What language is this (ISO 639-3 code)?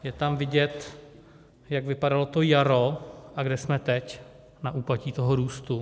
ces